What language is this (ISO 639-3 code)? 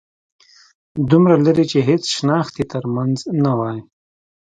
pus